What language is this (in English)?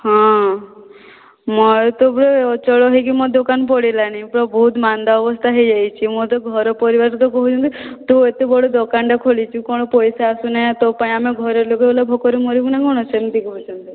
Odia